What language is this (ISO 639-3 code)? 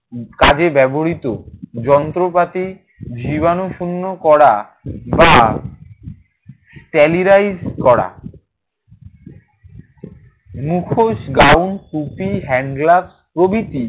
ben